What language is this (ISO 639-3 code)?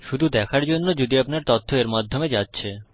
ben